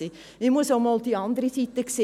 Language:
Swiss German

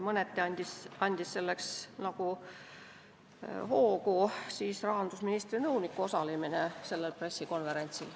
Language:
Estonian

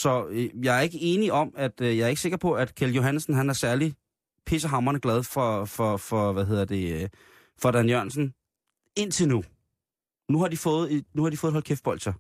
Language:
Danish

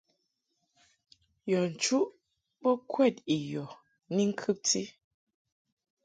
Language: Mungaka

